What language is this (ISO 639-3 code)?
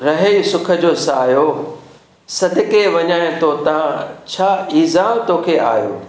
snd